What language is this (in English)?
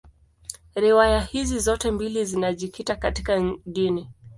Swahili